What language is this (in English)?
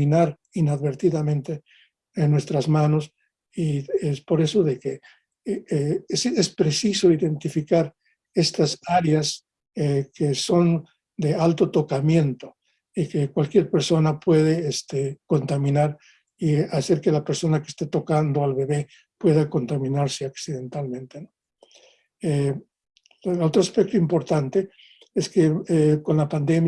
Spanish